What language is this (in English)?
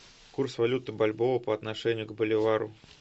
Russian